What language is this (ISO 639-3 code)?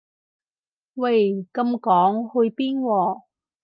yue